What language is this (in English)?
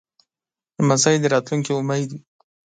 Pashto